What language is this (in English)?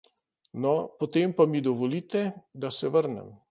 Slovenian